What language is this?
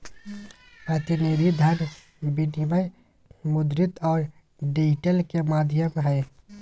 Magahi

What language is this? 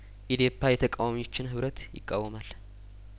Amharic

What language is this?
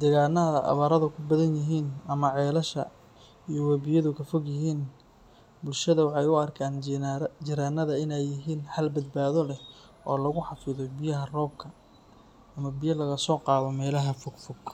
Somali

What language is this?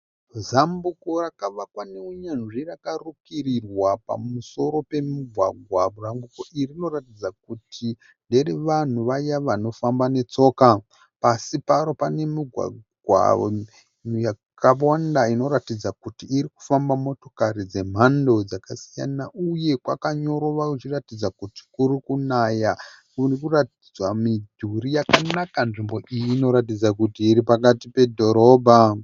Shona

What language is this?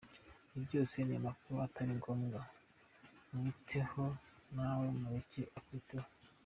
Kinyarwanda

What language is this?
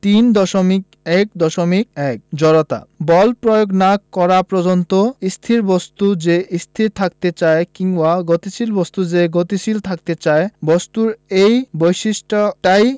Bangla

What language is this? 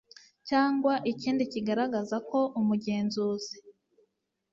Kinyarwanda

